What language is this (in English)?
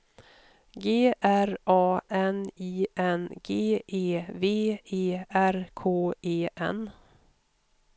Swedish